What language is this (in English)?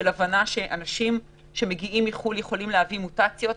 Hebrew